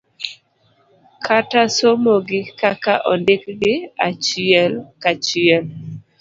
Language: Luo (Kenya and Tanzania)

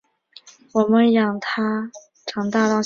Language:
Chinese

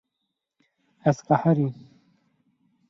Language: Kurdish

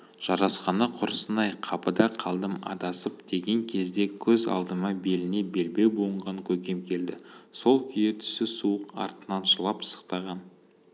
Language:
Kazakh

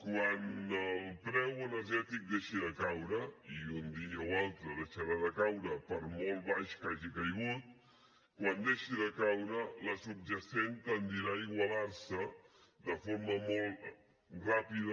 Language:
Catalan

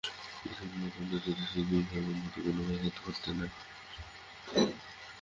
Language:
Bangla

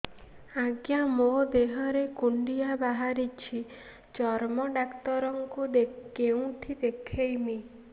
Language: Odia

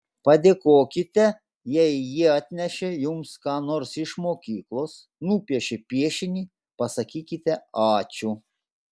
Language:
Lithuanian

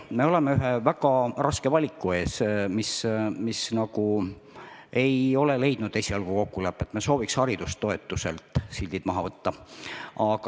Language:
Estonian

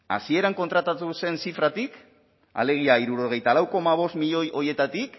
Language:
Basque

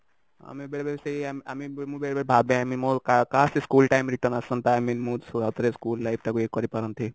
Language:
Odia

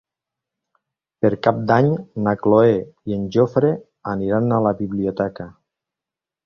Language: Catalan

